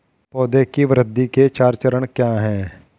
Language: Hindi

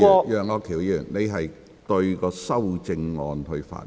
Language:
Cantonese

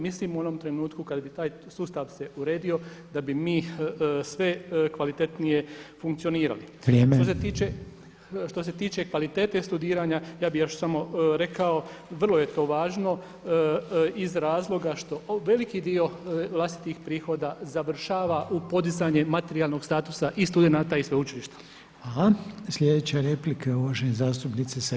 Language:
Croatian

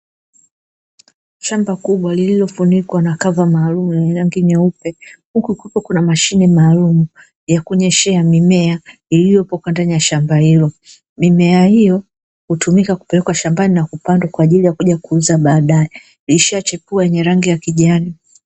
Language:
Swahili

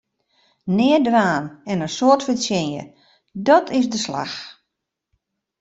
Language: Western Frisian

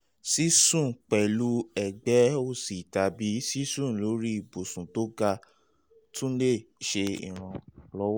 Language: Yoruba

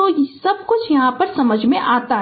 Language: Hindi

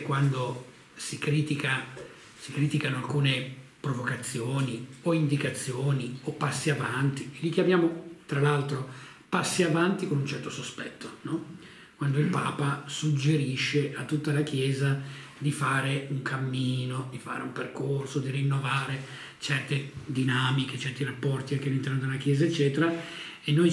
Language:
Italian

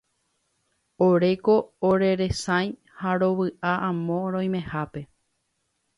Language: Guarani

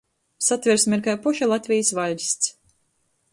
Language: Latgalian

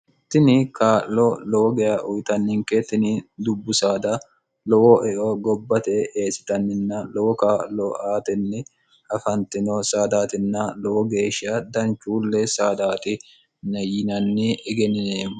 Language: Sidamo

